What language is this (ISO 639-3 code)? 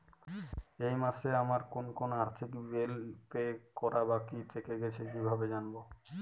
ben